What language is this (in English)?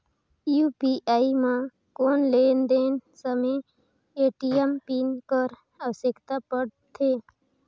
Chhattisgarhi